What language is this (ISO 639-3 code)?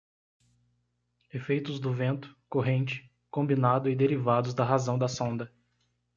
por